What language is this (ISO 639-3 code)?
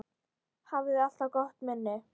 isl